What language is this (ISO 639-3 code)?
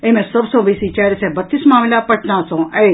mai